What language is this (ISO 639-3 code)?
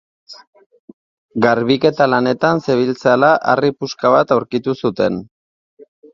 eus